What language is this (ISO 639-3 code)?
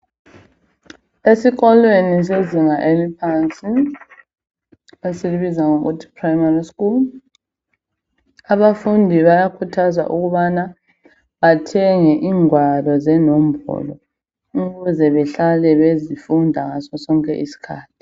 nde